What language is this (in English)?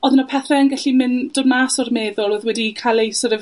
Welsh